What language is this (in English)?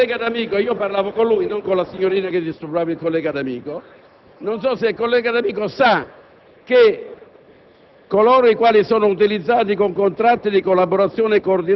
Italian